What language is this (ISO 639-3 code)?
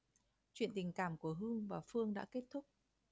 vie